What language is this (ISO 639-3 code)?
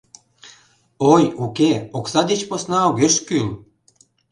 chm